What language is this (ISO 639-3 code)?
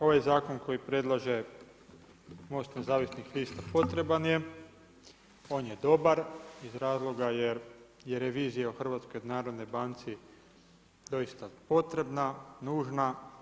hrv